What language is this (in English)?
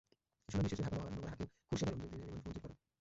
Bangla